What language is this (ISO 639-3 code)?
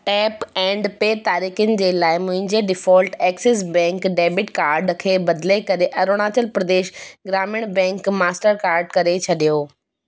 snd